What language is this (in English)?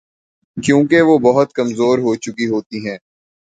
Urdu